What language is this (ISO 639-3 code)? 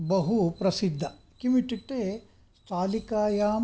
san